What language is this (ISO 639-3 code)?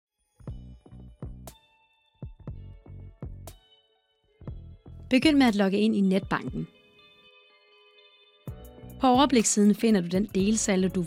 dan